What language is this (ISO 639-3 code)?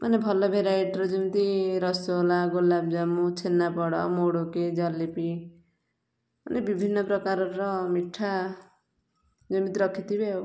ori